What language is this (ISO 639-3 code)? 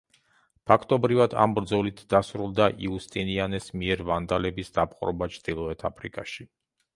kat